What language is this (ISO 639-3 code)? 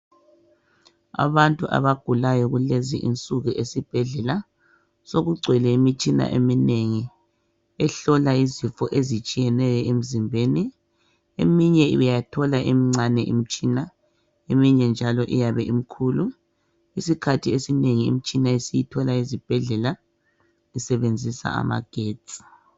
nde